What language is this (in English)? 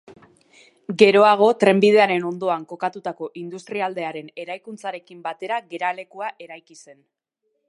Basque